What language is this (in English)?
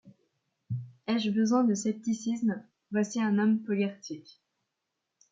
French